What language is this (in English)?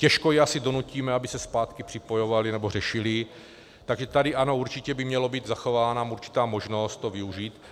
Czech